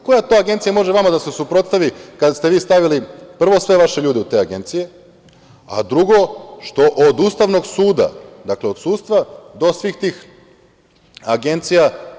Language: Serbian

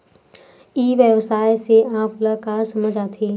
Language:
Chhattisgarhi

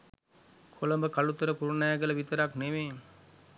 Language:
Sinhala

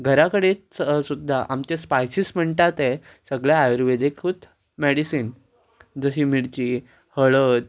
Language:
Konkani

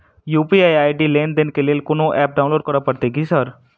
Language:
Maithili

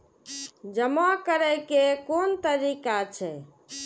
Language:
Maithili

